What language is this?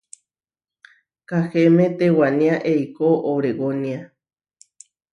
Huarijio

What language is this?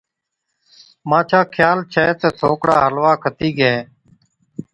Od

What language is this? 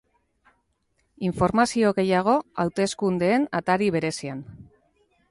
Basque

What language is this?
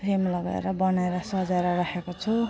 Nepali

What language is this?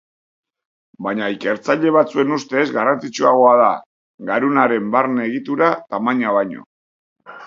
Basque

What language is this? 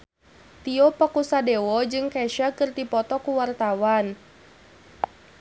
Sundanese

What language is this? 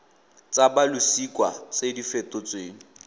Tswana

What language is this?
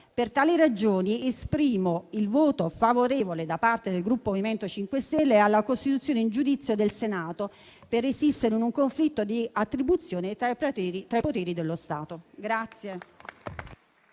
Italian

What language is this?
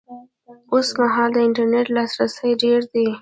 Pashto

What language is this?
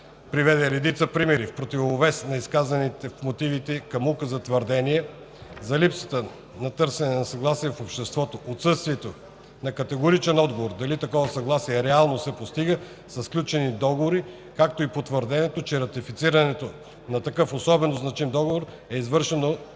Bulgarian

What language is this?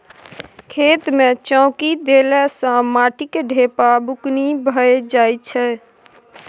Maithili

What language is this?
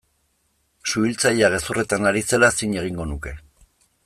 Basque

